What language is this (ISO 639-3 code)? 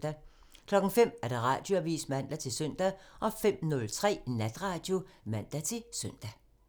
dan